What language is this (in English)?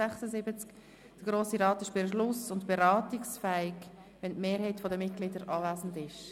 Swiss German